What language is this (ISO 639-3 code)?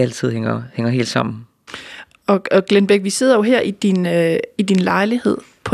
dan